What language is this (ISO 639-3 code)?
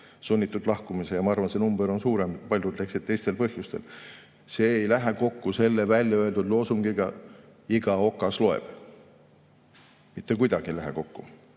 est